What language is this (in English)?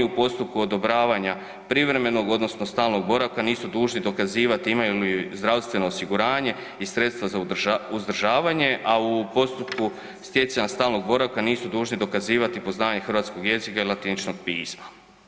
Croatian